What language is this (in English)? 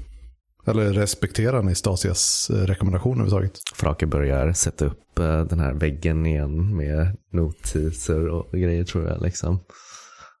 Swedish